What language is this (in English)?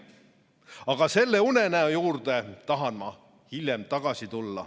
Estonian